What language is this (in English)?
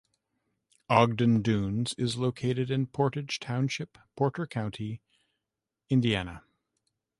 English